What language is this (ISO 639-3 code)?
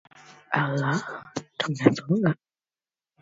eng